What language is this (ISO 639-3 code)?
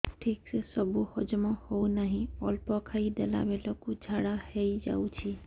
ori